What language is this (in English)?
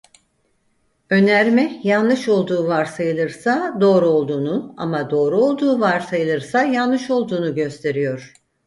Turkish